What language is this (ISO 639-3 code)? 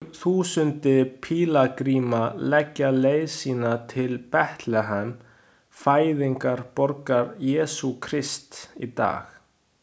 isl